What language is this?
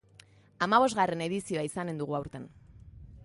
Basque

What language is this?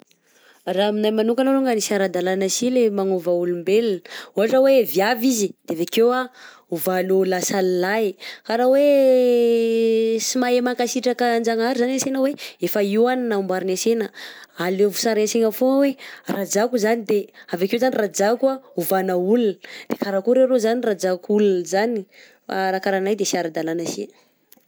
Southern Betsimisaraka Malagasy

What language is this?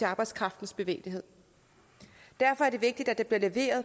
Danish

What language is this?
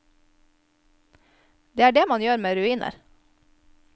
Norwegian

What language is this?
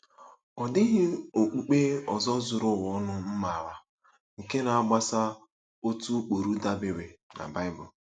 Igbo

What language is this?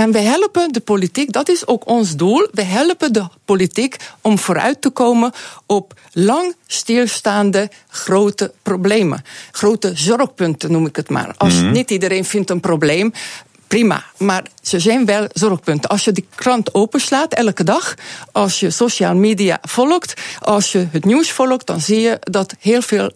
Dutch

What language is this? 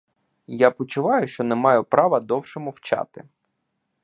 Ukrainian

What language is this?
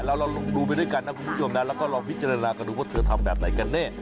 Thai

